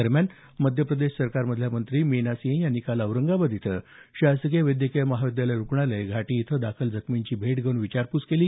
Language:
Marathi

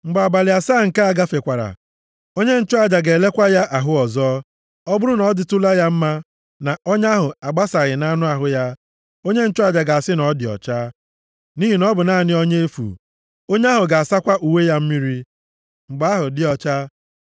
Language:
Igbo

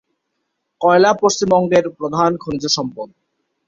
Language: Bangla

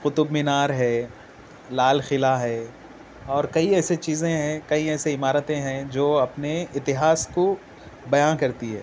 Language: Urdu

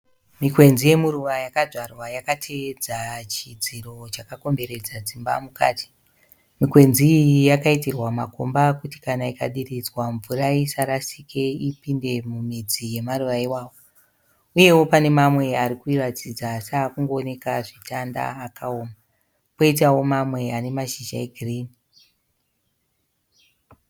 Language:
Shona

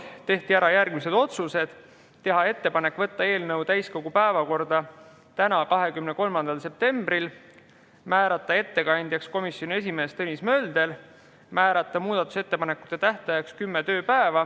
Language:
Estonian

